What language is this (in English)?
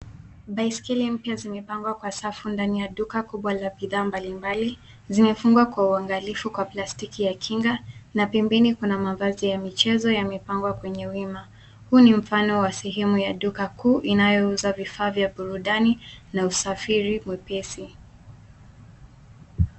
Swahili